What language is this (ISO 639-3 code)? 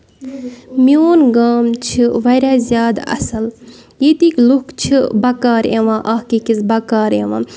kas